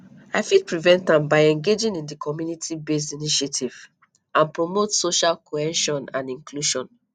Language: Nigerian Pidgin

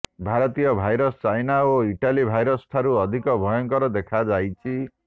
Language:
Odia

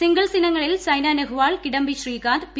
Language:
Malayalam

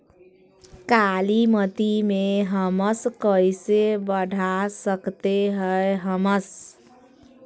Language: Magahi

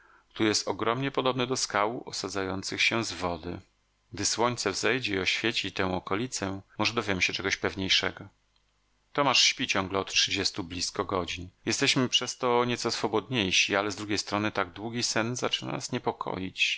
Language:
Polish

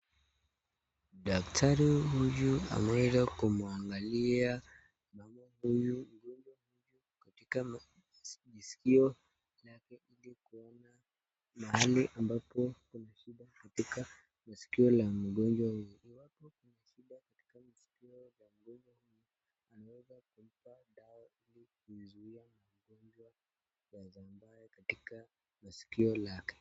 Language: Swahili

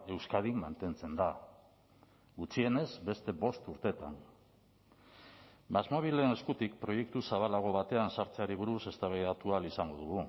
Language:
Basque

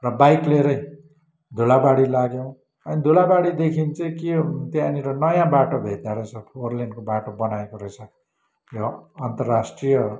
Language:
Nepali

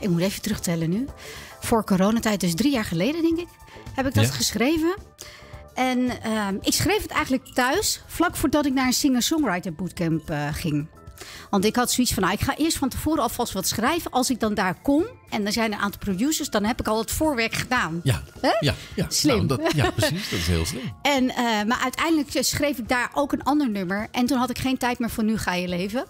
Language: Dutch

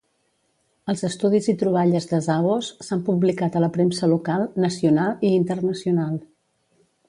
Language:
Catalan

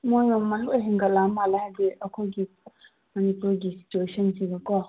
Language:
Manipuri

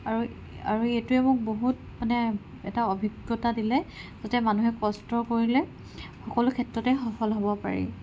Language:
Assamese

